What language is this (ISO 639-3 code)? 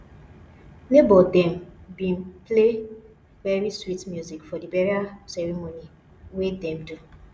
pcm